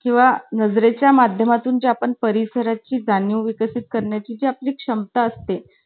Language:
Marathi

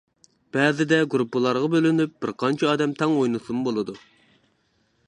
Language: Uyghur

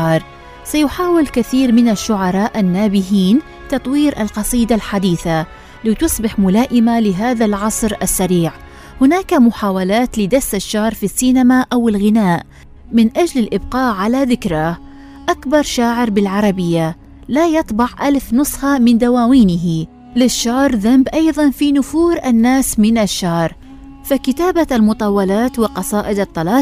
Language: Arabic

